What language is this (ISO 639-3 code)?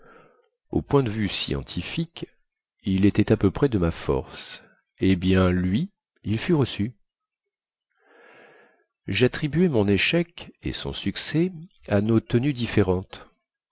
fra